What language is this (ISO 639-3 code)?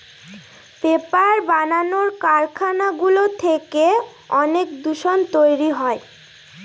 ben